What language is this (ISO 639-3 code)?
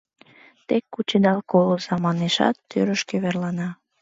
chm